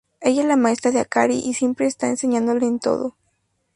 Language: Spanish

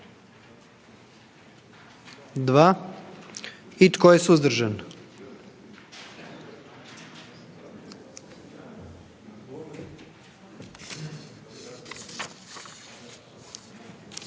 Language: Croatian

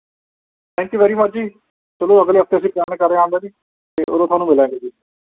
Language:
Punjabi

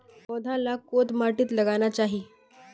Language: Magahi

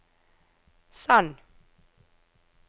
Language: Norwegian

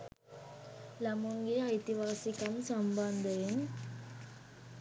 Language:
Sinhala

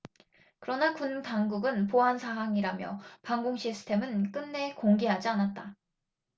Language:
Korean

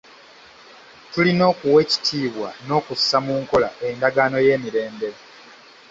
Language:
Ganda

